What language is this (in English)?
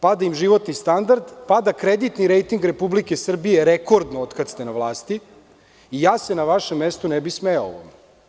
Serbian